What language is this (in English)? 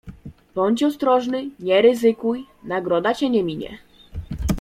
Polish